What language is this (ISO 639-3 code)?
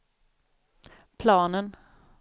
swe